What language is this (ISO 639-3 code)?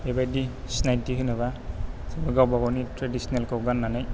brx